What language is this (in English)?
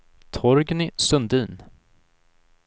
Swedish